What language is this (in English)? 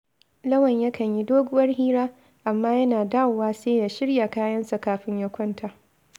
Hausa